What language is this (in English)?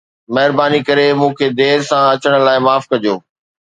Sindhi